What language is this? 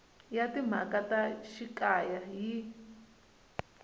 Tsonga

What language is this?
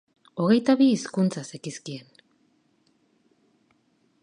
Basque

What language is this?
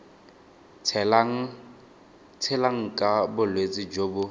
Tswana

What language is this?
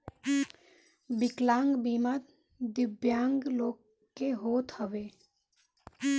Bhojpuri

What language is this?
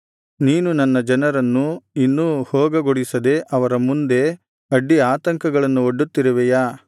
Kannada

